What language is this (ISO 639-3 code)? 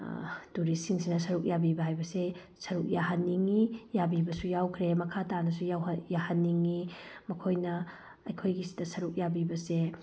mni